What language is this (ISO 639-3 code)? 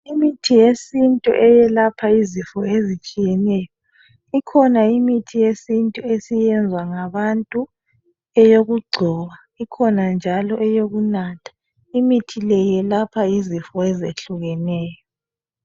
nde